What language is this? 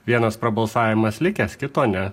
Lithuanian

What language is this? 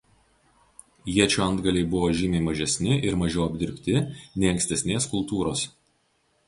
Lithuanian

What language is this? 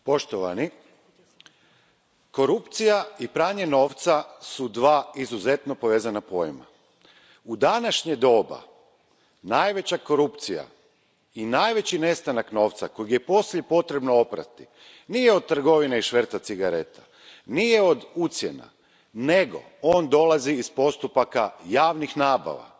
Croatian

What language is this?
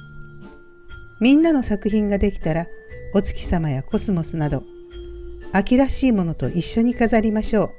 Japanese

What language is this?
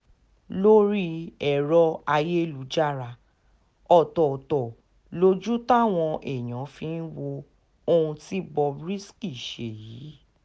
Yoruba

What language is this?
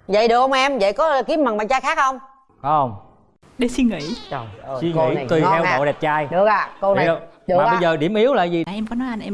Vietnamese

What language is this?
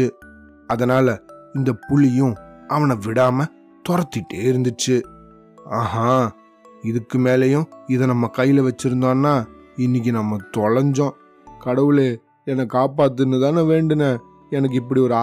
Tamil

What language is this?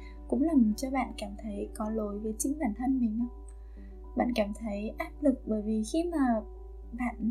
Vietnamese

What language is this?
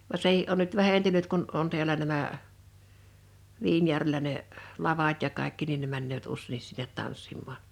Finnish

